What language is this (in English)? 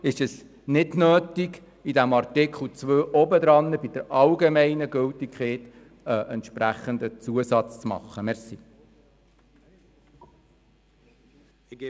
Swiss German